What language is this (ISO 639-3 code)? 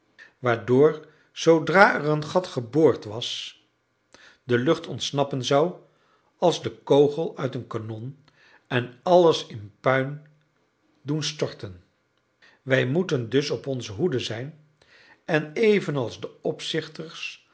nld